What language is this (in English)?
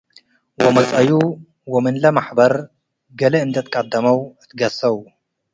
Tigre